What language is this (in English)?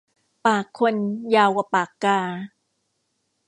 Thai